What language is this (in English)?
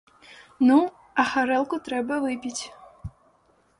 Belarusian